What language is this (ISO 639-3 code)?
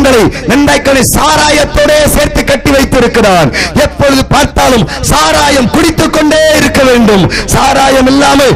tam